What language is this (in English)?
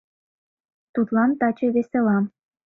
Mari